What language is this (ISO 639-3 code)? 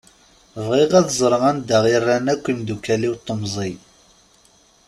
kab